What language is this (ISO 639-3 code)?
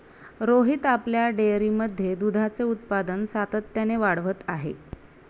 mar